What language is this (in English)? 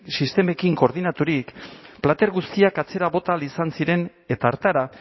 Basque